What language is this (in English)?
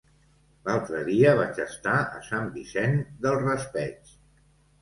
Catalan